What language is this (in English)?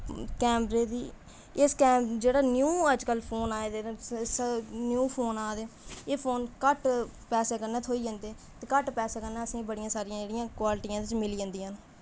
Dogri